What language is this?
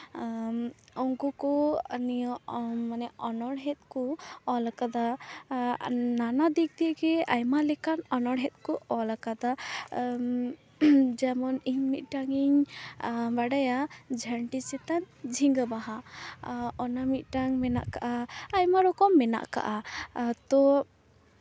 Santali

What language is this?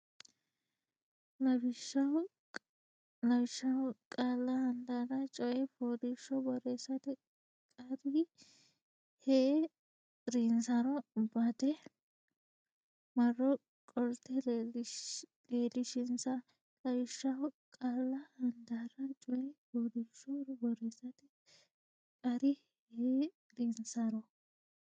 Sidamo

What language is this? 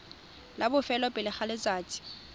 Tswana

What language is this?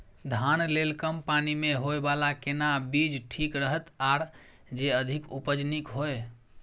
Maithili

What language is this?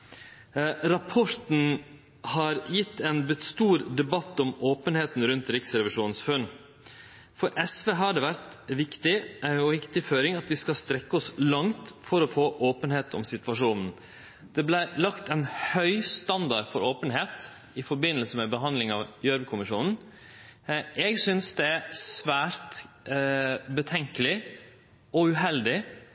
Norwegian Nynorsk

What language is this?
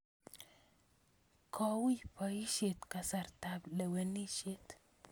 Kalenjin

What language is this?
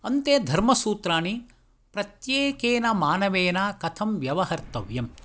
Sanskrit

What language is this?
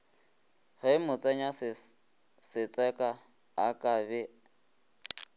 Northern Sotho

